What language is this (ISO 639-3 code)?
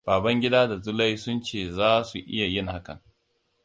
hau